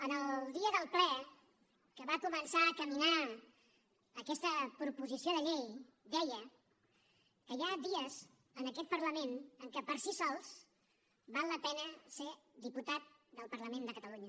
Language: Catalan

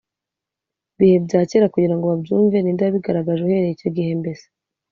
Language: Kinyarwanda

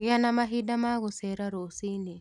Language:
Kikuyu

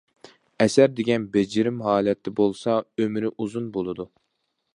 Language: Uyghur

